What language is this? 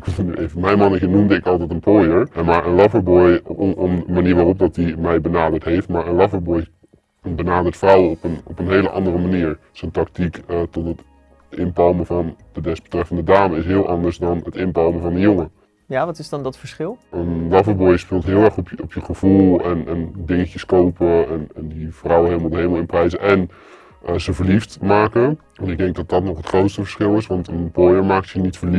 Dutch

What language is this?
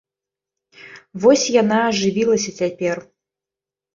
Belarusian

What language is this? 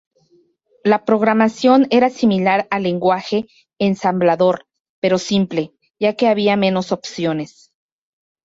Spanish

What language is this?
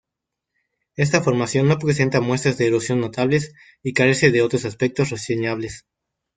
Spanish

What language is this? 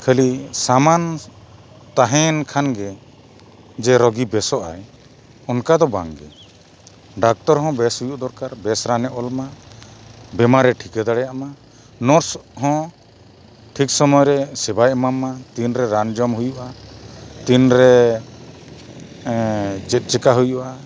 Santali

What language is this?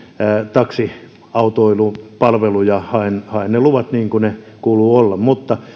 Finnish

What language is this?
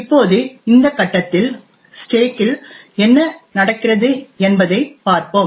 Tamil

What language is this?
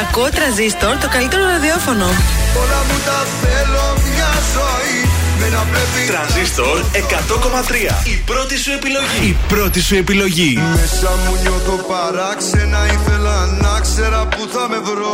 Greek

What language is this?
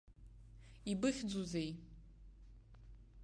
Abkhazian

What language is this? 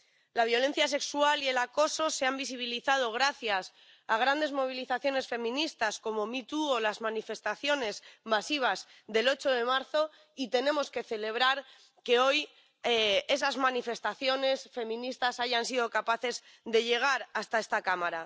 Spanish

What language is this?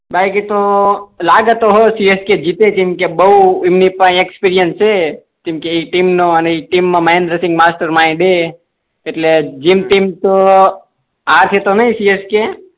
Gujarati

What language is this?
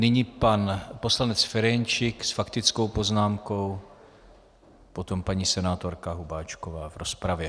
Czech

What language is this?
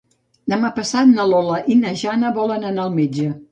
Catalan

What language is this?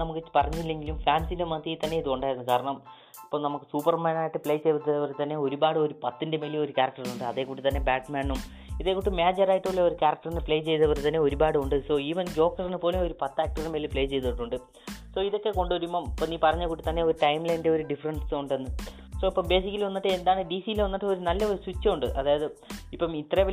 Malayalam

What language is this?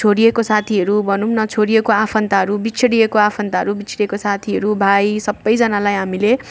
Nepali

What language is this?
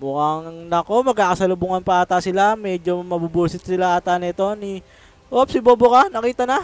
Filipino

